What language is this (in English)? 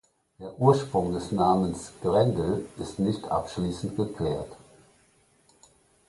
German